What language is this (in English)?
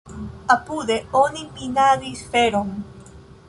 Esperanto